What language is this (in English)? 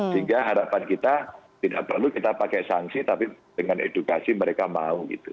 Indonesian